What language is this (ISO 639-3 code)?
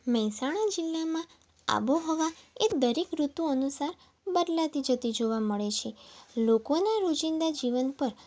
guj